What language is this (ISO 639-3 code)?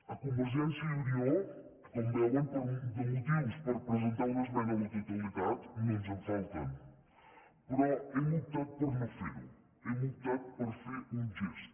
cat